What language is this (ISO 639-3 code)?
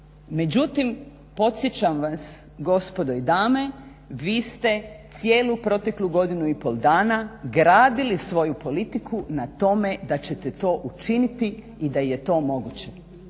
hrv